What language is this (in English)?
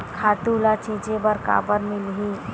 Chhattisgarhi